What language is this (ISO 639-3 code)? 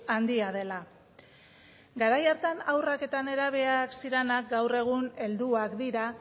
eus